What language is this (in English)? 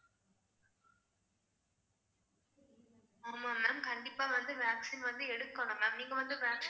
Tamil